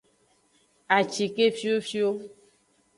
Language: Aja (Benin)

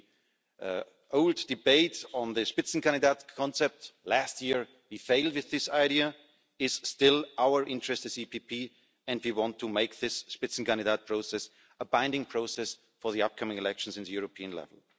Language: English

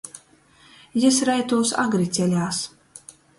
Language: Latgalian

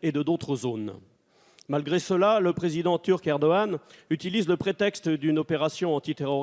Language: French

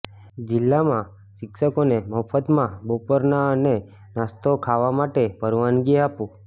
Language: Gujarati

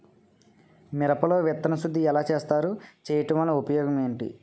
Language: Telugu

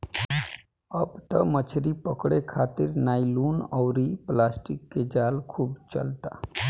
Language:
Bhojpuri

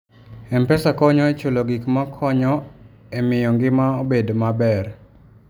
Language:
Luo (Kenya and Tanzania)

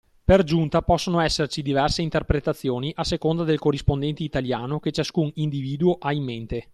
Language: Italian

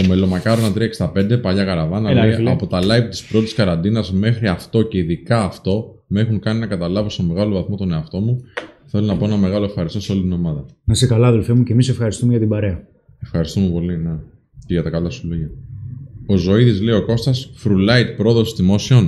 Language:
Greek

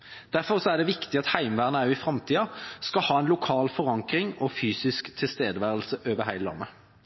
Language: Norwegian Bokmål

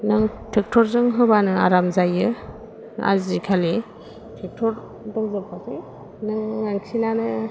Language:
Bodo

